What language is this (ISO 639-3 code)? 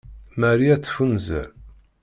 kab